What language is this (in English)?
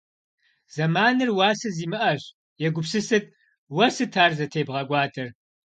Kabardian